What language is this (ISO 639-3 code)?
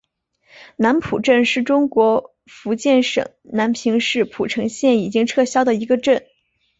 zho